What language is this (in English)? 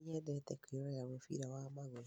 Kikuyu